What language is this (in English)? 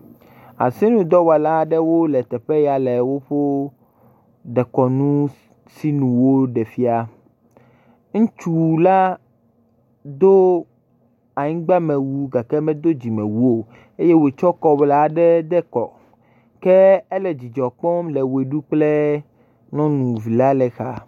Ewe